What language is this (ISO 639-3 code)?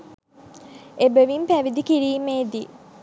sin